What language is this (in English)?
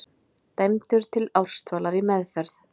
Icelandic